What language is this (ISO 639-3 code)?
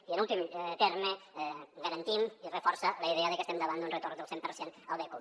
cat